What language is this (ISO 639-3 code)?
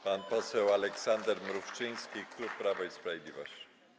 pol